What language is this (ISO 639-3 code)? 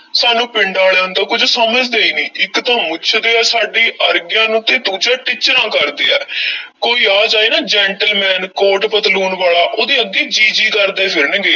pan